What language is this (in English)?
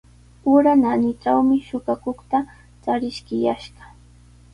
Sihuas Ancash Quechua